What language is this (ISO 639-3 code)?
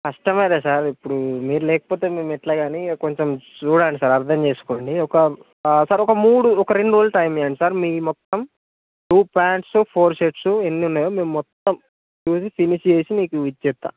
tel